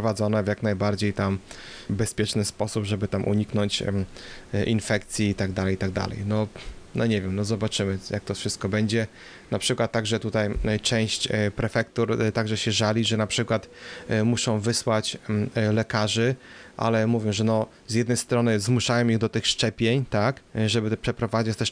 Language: Polish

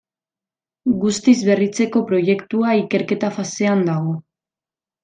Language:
Basque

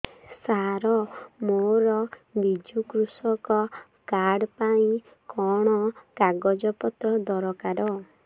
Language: Odia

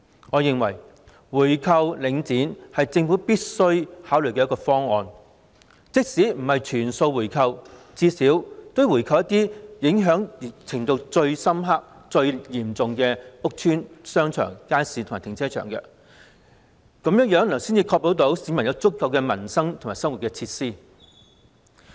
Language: Cantonese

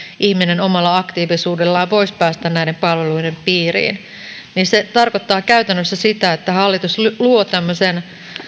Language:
Finnish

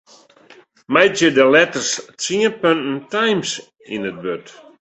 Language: Western Frisian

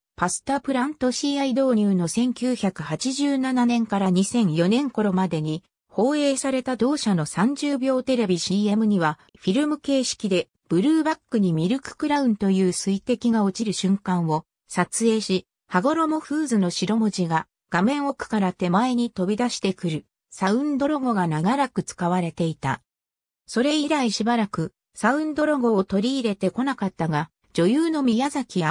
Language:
Japanese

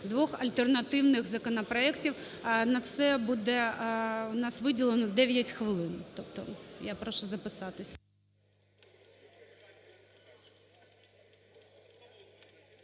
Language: Ukrainian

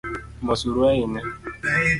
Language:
Luo (Kenya and Tanzania)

